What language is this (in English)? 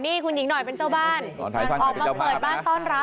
Thai